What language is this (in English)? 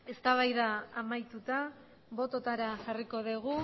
Basque